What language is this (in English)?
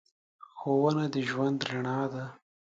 Pashto